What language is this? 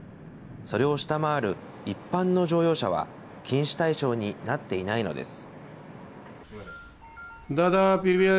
Japanese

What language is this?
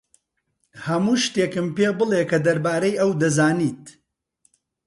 Central Kurdish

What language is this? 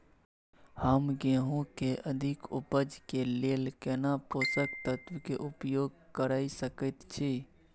Maithili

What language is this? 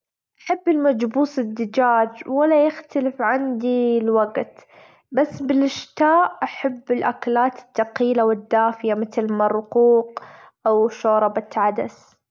Gulf Arabic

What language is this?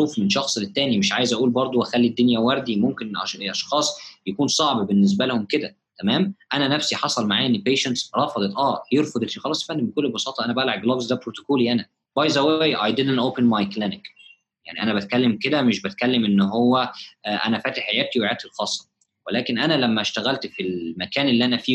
Arabic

